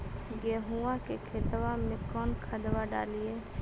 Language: Magahi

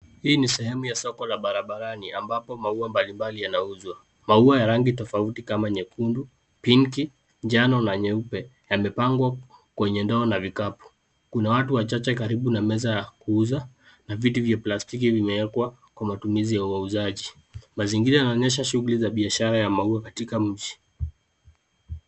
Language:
Swahili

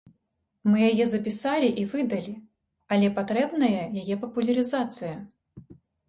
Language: Belarusian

